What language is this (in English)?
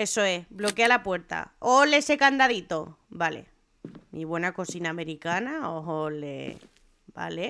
Spanish